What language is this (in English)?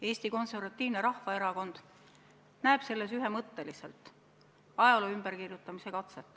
Estonian